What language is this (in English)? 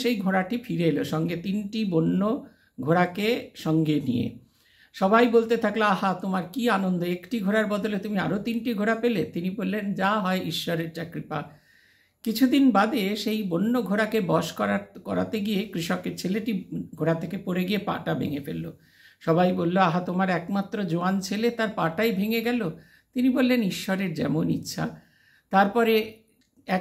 Bangla